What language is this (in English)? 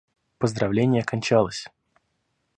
Russian